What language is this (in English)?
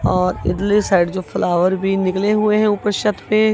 Hindi